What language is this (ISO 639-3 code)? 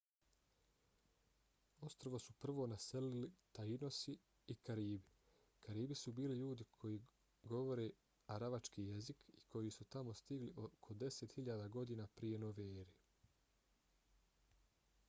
bos